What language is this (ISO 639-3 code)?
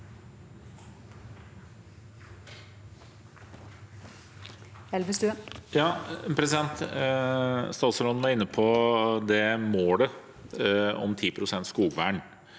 nor